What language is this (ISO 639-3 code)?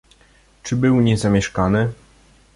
pol